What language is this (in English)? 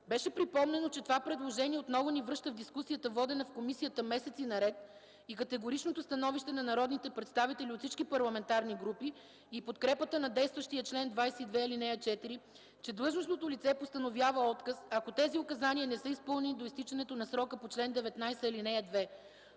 Bulgarian